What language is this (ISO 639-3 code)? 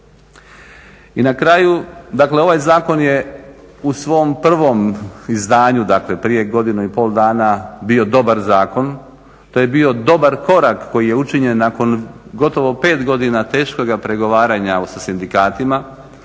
hrv